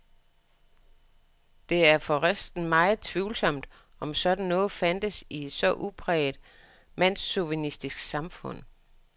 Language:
Danish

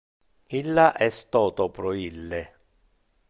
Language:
Interlingua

